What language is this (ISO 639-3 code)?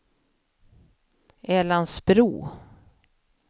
swe